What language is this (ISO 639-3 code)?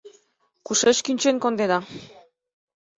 chm